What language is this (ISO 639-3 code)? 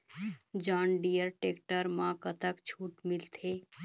hne